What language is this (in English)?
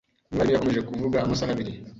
Kinyarwanda